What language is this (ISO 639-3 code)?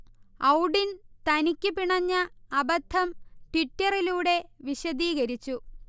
mal